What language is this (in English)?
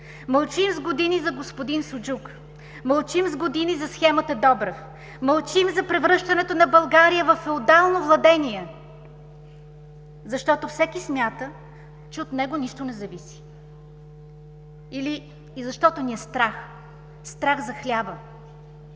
Bulgarian